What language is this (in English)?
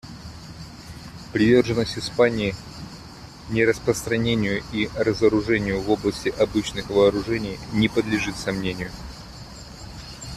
Russian